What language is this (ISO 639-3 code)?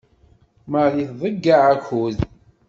kab